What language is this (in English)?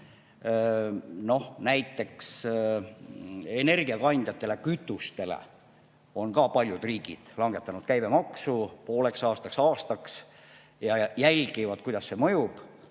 Estonian